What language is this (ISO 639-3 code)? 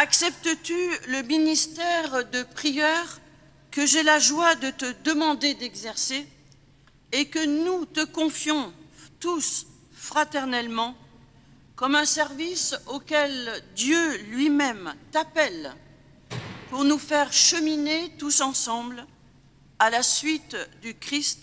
fra